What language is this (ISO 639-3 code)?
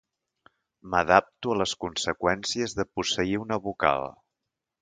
cat